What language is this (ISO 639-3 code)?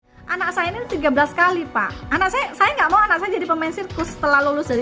ind